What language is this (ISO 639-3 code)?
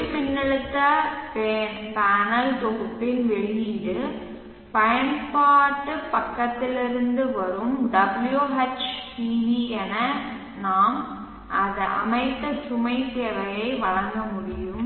tam